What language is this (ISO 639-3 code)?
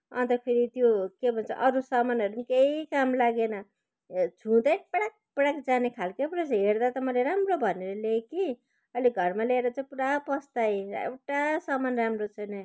nep